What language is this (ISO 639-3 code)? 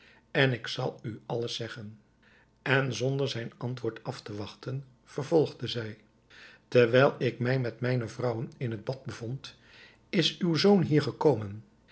nld